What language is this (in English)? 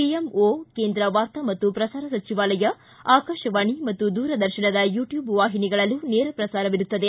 Kannada